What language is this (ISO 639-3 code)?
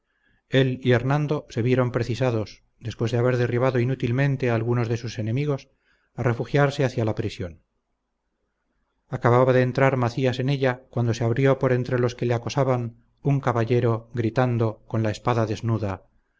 spa